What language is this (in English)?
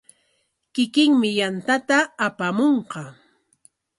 Corongo Ancash Quechua